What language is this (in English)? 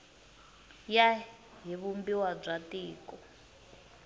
Tsonga